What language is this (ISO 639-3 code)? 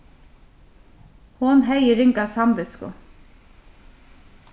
fao